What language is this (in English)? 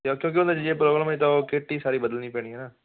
Punjabi